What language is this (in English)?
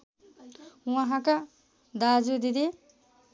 Nepali